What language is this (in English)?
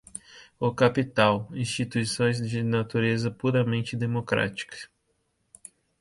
Portuguese